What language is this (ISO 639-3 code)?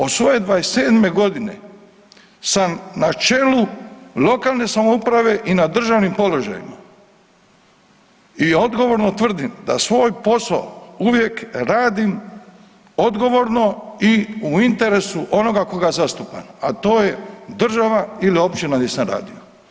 hrv